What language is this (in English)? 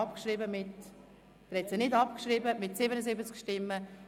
Swiss German